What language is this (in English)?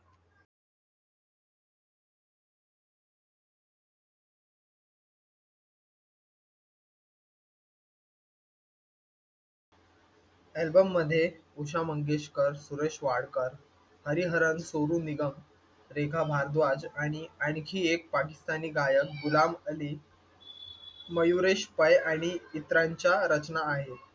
Marathi